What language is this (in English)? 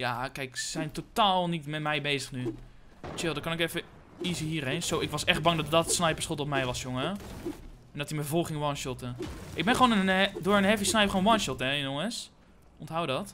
Dutch